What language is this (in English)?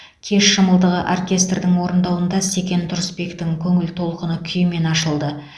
Kazakh